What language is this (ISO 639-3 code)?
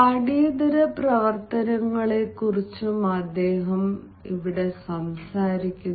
mal